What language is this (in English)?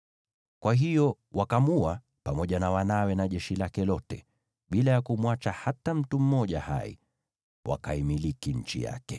Swahili